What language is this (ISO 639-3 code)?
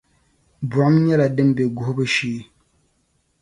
dag